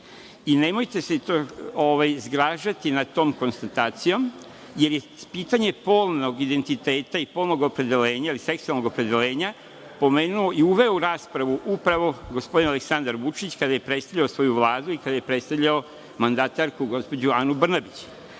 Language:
Serbian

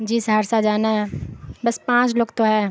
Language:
Urdu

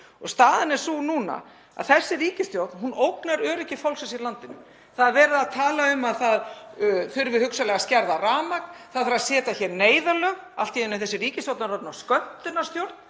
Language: Icelandic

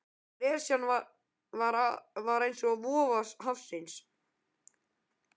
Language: Icelandic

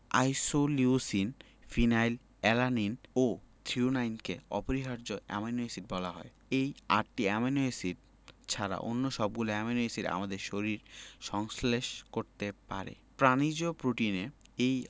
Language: Bangla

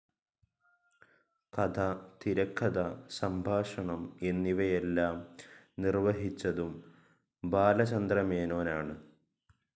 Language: Malayalam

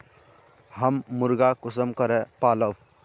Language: Magahi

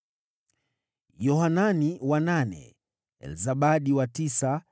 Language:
Swahili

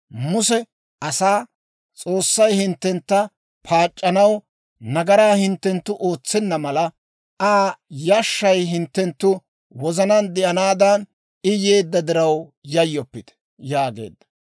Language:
Dawro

